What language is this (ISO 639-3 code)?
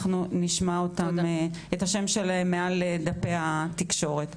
heb